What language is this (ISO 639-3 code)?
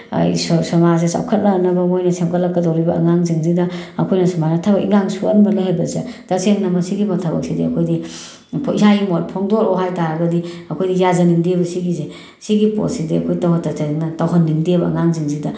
mni